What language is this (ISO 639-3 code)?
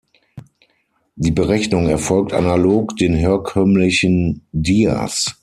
deu